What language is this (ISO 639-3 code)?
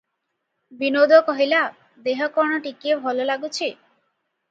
ori